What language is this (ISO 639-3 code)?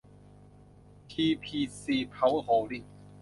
tha